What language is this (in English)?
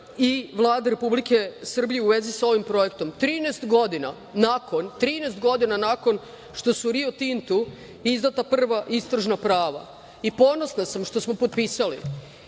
Serbian